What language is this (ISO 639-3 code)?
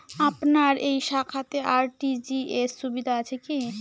ben